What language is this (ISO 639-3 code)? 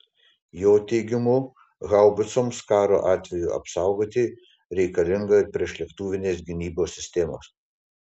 lit